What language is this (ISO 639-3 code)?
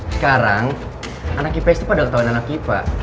ind